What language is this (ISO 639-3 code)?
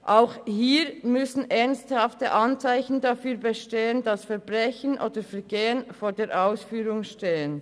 gsw